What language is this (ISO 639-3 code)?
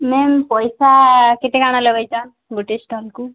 ori